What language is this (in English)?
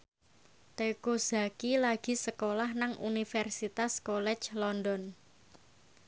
Javanese